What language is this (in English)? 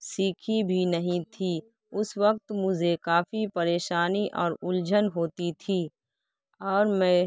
Urdu